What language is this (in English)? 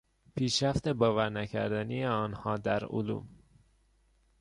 Persian